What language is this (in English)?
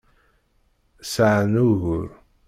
Kabyle